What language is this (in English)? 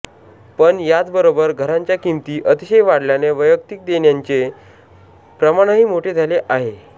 Marathi